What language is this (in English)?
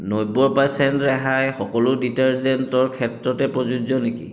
Assamese